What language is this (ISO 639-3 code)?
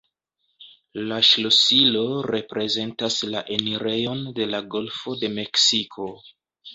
epo